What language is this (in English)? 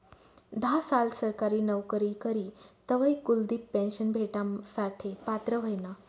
Marathi